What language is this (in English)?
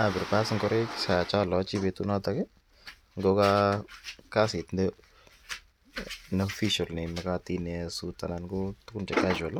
Kalenjin